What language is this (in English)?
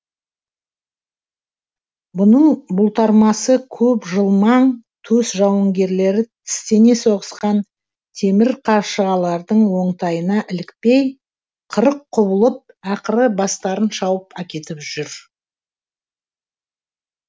Kazakh